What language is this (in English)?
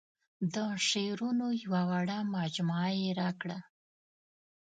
Pashto